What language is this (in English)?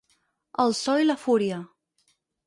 Catalan